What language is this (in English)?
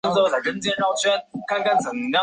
Chinese